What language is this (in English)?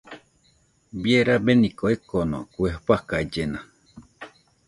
Nüpode Huitoto